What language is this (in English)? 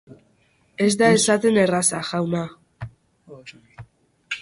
Basque